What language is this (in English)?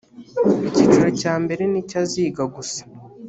Kinyarwanda